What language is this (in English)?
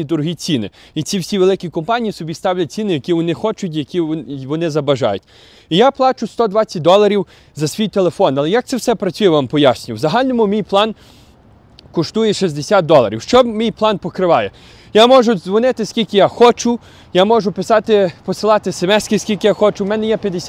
Ukrainian